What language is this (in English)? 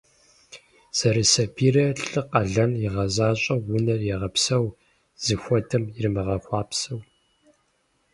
Kabardian